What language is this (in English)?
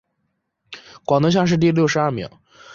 Chinese